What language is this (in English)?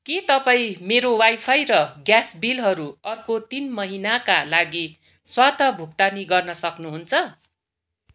Nepali